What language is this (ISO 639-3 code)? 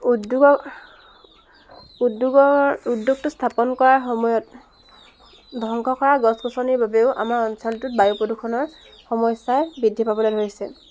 asm